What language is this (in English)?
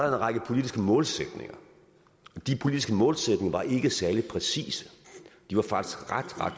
Danish